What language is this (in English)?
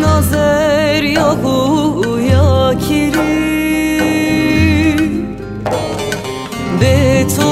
Turkish